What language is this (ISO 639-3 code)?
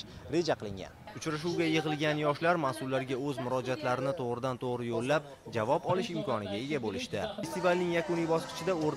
tur